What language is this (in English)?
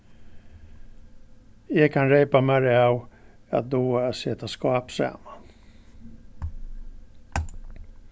Faroese